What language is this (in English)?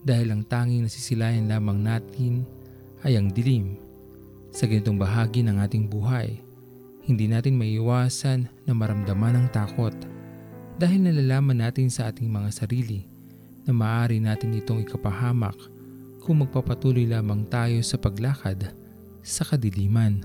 Filipino